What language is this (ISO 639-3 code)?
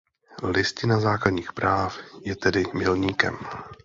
ces